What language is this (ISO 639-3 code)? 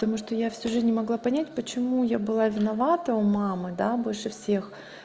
rus